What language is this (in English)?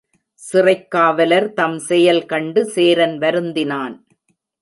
Tamil